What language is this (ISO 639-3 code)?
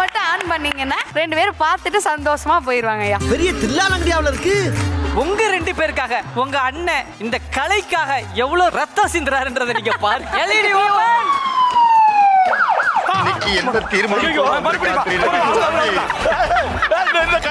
kor